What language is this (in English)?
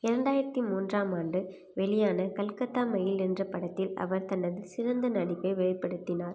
Tamil